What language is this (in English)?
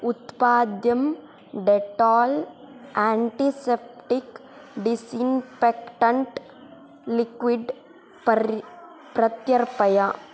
Sanskrit